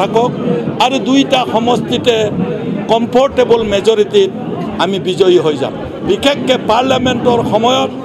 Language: Indonesian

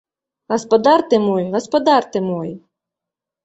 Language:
Belarusian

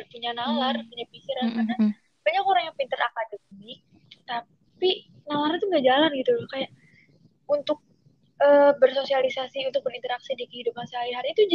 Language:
Indonesian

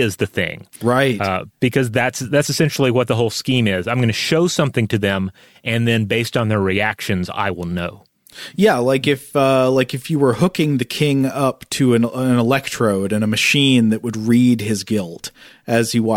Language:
English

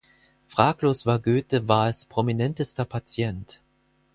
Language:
German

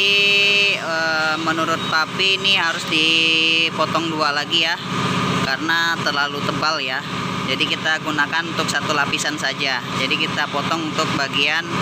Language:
Indonesian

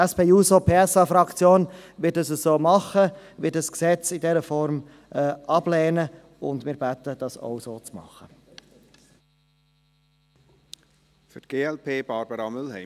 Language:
Swiss German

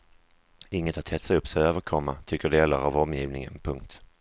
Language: Swedish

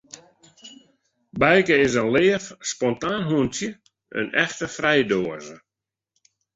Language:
Western Frisian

